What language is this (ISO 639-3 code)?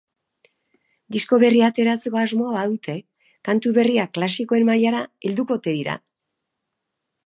eus